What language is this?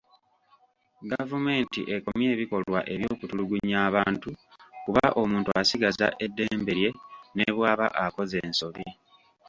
Ganda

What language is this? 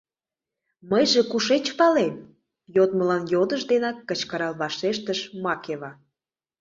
Mari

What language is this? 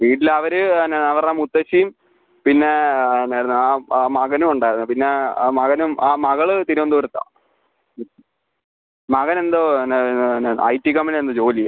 Malayalam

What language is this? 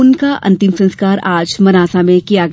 Hindi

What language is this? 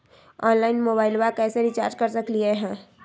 Magahi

